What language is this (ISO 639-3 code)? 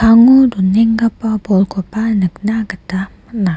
grt